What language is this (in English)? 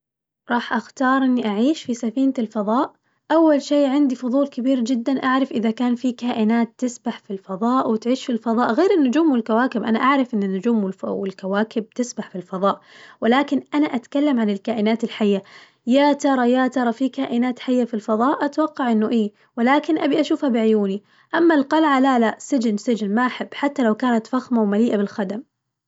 Najdi Arabic